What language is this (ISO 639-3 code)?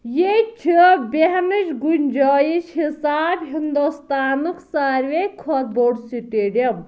kas